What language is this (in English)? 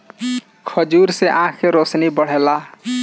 Bhojpuri